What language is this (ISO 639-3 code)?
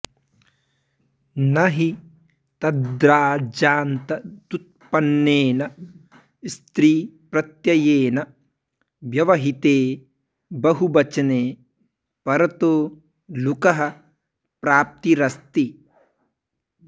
san